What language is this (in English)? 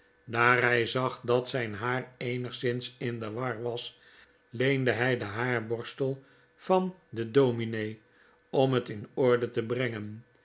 Dutch